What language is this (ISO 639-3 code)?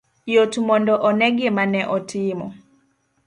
luo